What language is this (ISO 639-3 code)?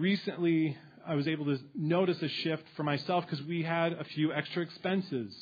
eng